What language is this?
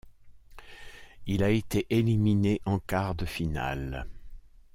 French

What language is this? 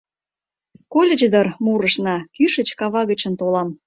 Mari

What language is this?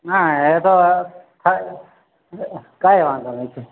Gujarati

